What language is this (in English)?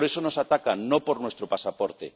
Spanish